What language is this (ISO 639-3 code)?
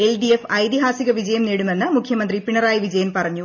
mal